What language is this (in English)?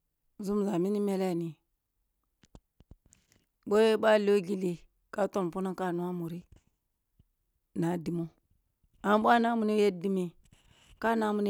Kulung (Nigeria)